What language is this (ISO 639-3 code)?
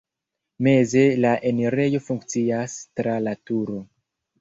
epo